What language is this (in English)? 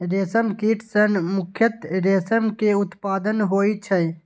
Maithili